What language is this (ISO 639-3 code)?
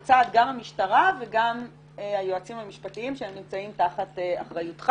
heb